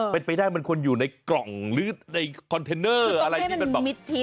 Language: Thai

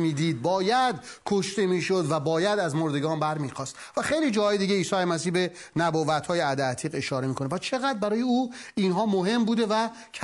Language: Persian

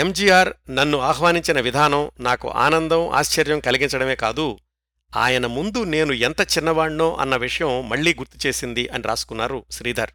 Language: Telugu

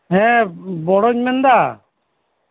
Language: Santali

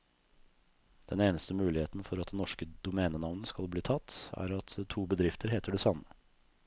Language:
Norwegian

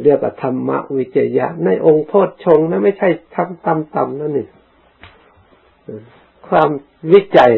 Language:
Thai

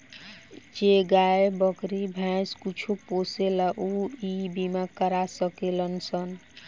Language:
Bhojpuri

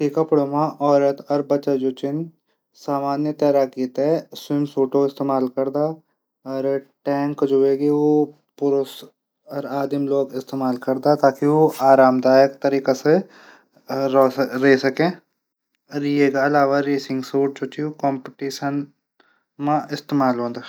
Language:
Garhwali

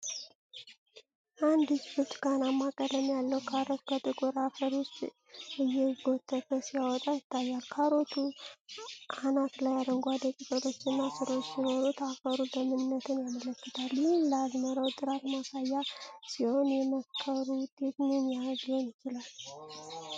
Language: Amharic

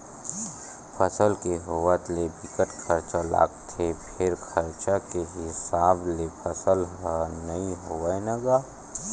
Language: Chhattisgarhi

